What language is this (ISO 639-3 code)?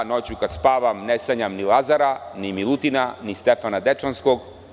srp